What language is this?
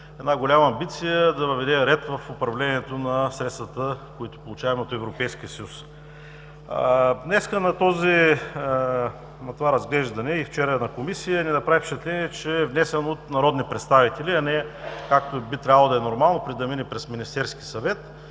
Bulgarian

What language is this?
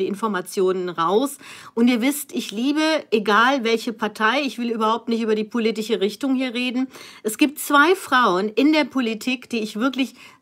German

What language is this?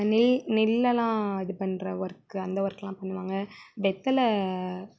Tamil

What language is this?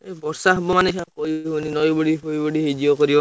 Odia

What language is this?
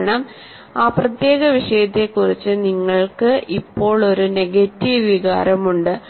Malayalam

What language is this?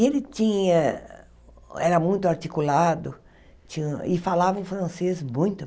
Portuguese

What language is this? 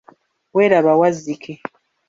Ganda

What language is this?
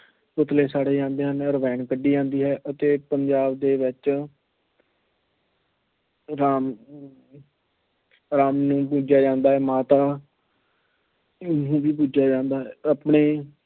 Punjabi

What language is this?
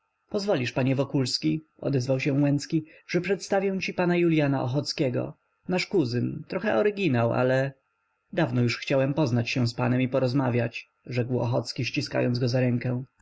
Polish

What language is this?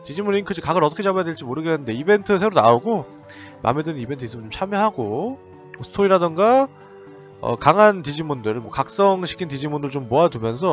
Korean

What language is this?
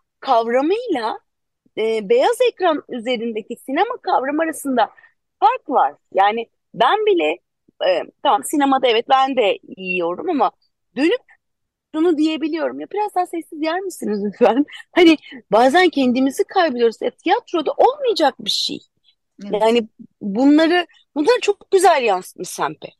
Turkish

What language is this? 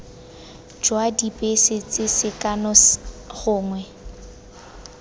Tswana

